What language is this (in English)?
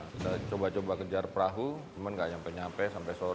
Indonesian